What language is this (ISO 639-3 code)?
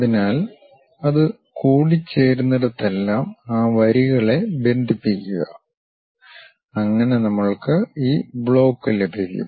mal